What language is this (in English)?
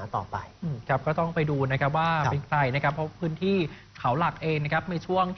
Thai